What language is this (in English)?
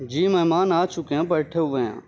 Urdu